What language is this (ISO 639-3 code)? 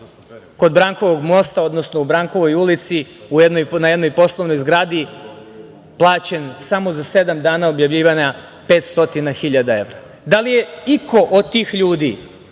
srp